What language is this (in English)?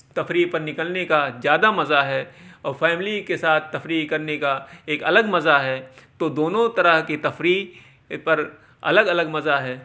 Urdu